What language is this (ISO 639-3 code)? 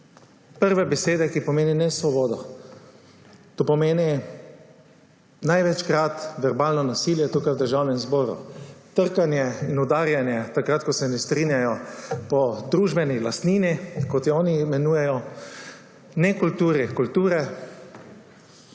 slv